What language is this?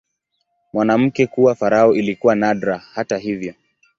Swahili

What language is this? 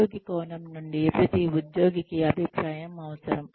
Telugu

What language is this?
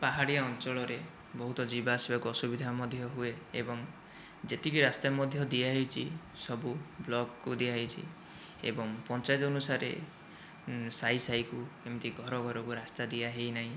Odia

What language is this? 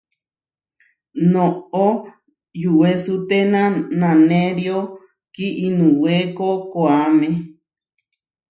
Huarijio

